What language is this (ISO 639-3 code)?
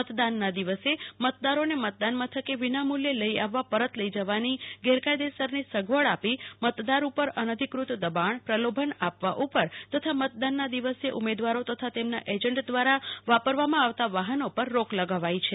guj